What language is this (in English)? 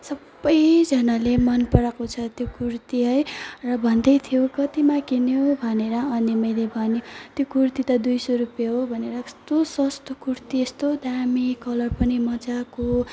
Nepali